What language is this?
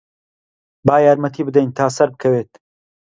Central Kurdish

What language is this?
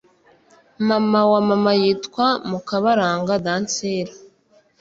Kinyarwanda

